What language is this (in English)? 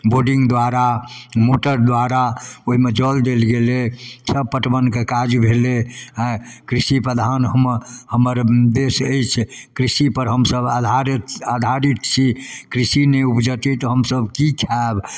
Maithili